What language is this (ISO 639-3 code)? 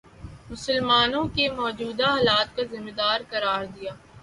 urd